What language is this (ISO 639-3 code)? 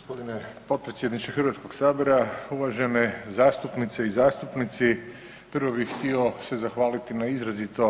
hrv